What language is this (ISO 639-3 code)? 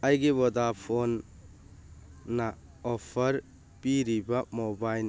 mni